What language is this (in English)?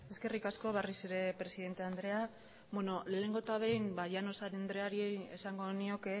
Basque